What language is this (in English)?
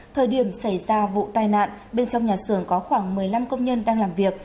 Vietnamese